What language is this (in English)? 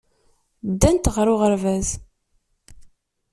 Kabyle